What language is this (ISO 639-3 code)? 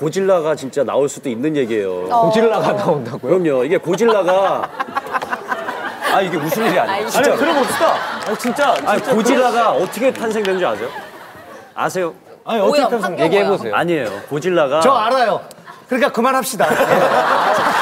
kor